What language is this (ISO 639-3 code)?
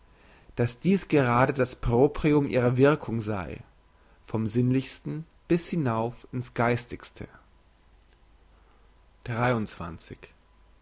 deu